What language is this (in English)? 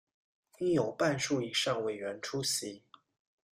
Chinese